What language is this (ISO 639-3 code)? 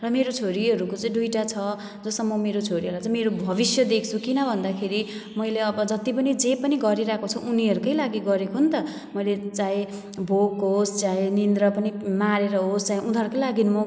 nep